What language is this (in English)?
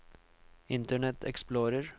Norwegian